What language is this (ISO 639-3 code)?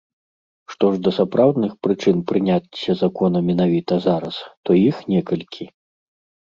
bel